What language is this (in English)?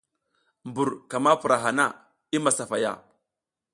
South Giziga